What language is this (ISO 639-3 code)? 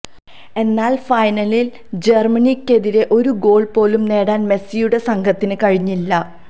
mal